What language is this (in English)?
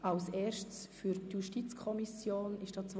Swiss German